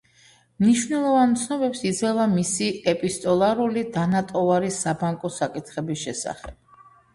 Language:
Georgian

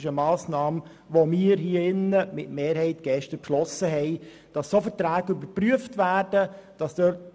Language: Swiss German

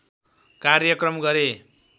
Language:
Nepali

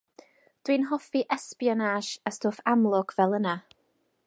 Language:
Welsh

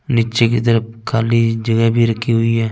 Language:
Hindi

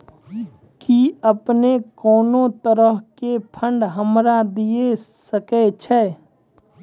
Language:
Maithili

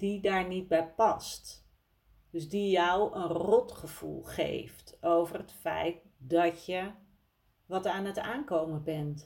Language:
Dutch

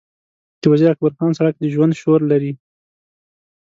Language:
Pashto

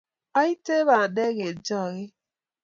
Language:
Kalenjin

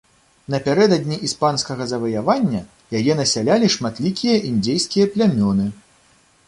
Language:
Belarusian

